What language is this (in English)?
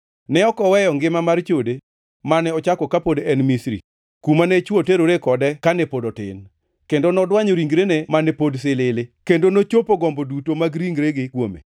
Luo (Kenya and Tanzania)